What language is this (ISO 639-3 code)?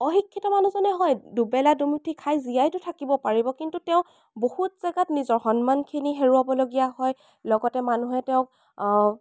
asm